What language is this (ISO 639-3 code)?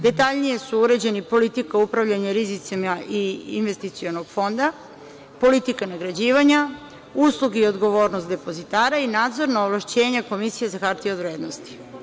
srp